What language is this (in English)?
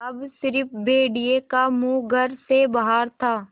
Hindi